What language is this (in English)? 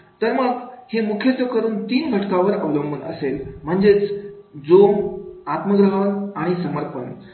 Marathi